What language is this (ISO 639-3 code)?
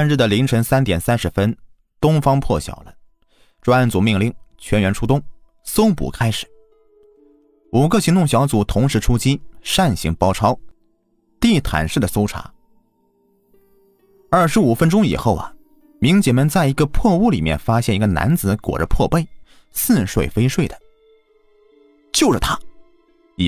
zho